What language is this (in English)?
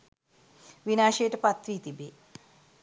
Sinhala